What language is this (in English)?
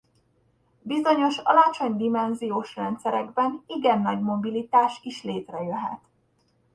Hungarian